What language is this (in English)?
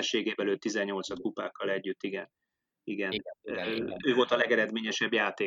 Hungarian